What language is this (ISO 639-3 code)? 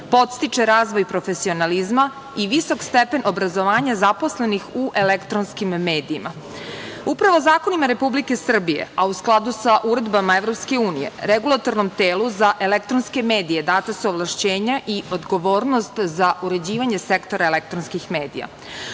srp